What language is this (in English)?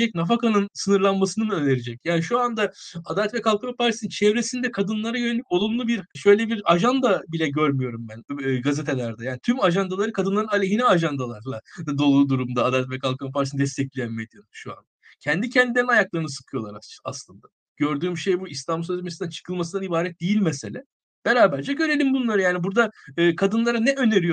Turkish